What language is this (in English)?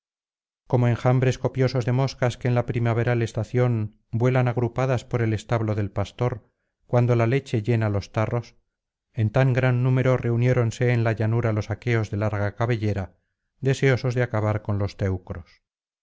Spanish